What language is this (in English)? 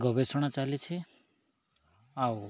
Odia